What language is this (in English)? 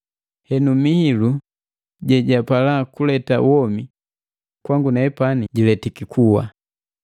Matengo